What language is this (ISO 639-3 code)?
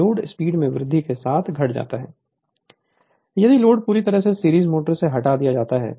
hin